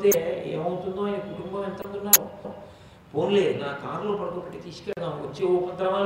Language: Telugu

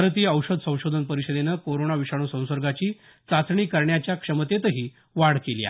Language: Marathi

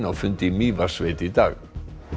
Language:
Icelandic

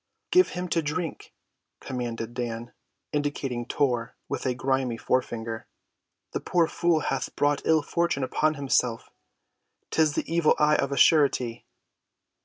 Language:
English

